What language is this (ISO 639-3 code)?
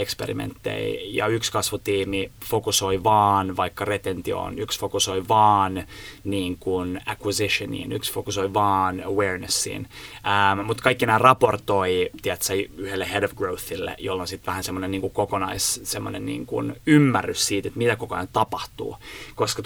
fin